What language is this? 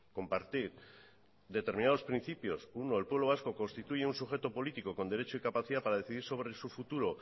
Spanish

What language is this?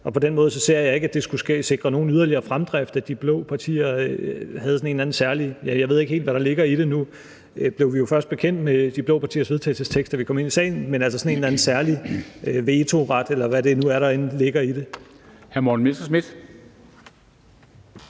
Danish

